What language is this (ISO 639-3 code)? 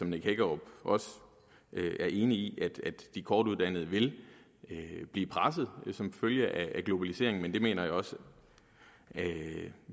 dan